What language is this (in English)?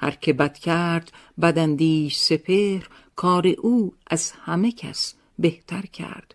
Persian